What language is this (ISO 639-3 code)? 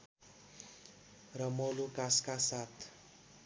nep